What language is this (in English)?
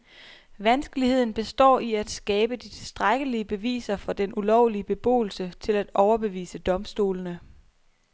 Danish